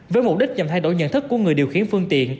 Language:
Vietnamese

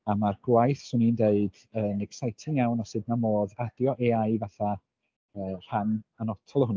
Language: Welsh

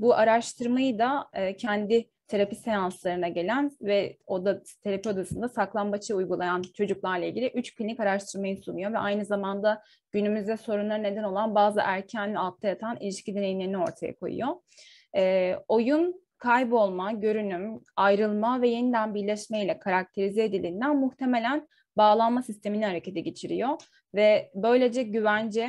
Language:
Turkish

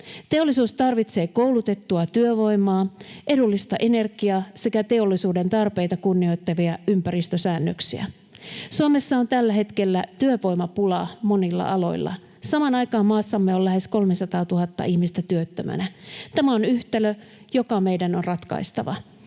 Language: Finnish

